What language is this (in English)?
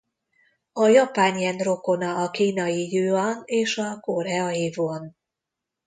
Hungarian